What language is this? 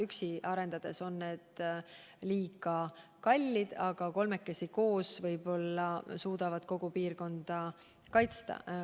Estonian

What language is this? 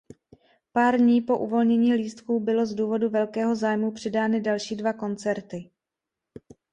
Czech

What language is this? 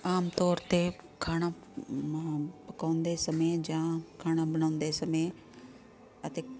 Punjabi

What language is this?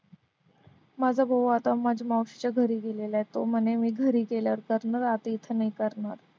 Marathi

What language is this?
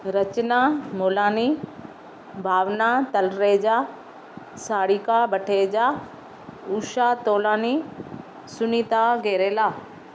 Sindhi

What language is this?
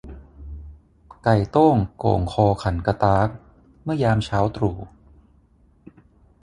Thai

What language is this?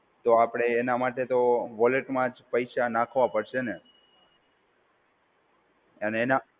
Gujarati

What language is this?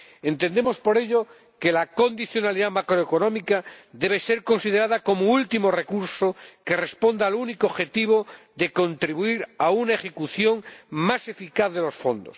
Spanish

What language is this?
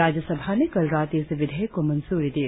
Hindi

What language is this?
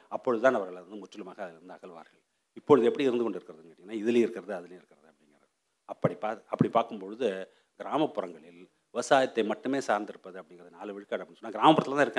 Tamil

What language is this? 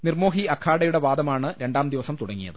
Malayalam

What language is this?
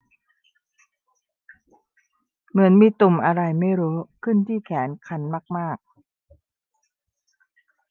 Thai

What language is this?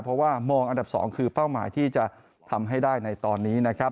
Thai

